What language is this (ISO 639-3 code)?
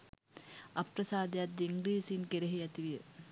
sin